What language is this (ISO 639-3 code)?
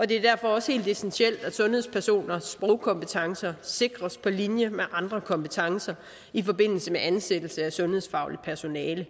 dan